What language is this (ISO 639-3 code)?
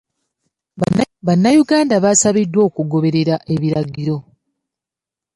lug